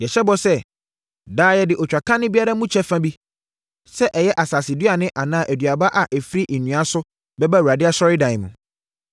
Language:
Akan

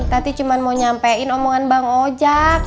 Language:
Indonesian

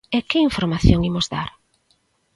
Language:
Galician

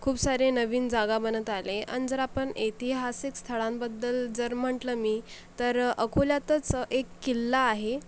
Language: Marathi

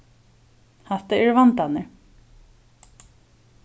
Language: Faroese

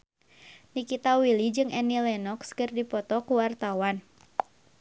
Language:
Sundanese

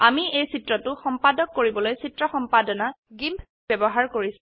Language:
Assamese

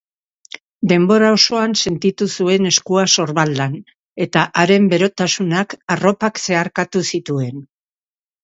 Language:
Basque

